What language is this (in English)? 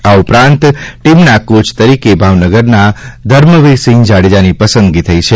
Gujarati